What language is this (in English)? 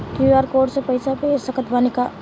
Bhojpuri